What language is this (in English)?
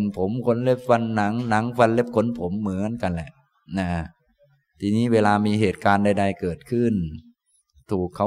Thai